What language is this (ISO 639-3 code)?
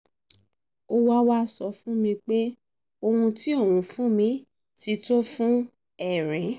yor